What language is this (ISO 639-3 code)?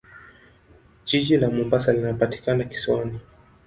swa